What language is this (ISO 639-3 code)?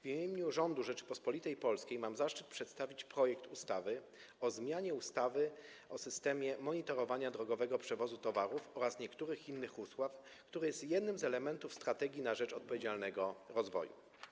pol